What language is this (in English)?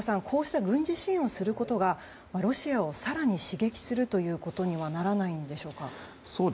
Japanese